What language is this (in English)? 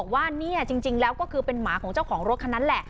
Thai